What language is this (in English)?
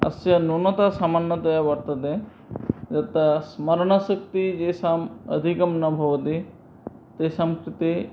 Sanskrit